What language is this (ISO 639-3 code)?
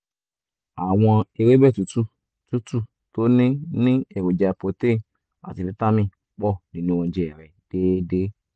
yor